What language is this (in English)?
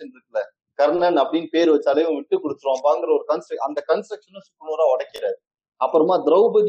Tamil